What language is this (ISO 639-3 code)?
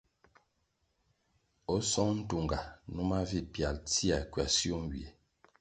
nmg